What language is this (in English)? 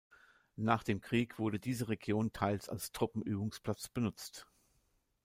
German